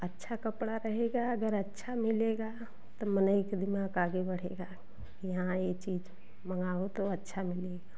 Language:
Hindi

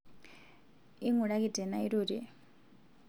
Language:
Masai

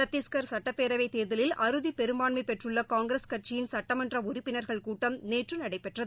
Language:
Tamil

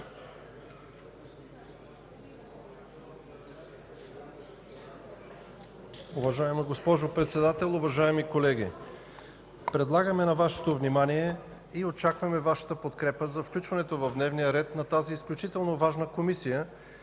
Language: Bulgarian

